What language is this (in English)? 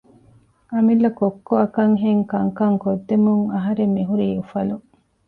Divehi